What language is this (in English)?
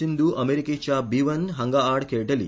Konkani